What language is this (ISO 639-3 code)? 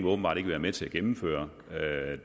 dan